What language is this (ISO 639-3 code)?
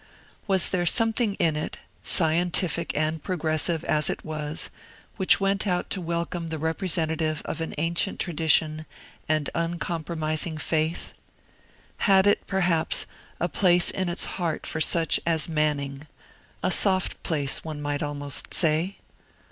eng